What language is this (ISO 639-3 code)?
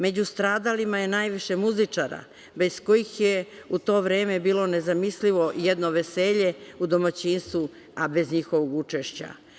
srp